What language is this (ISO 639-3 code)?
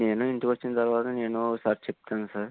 tel